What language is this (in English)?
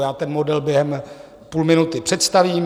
Czech